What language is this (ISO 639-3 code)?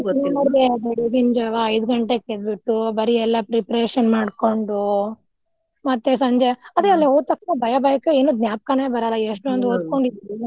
kan